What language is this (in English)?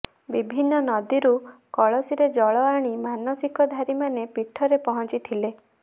Odia